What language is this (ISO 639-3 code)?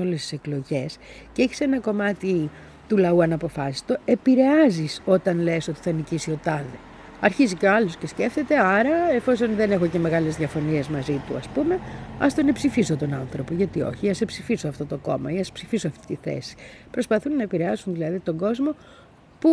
ell